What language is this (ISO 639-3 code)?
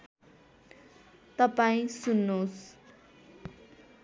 nep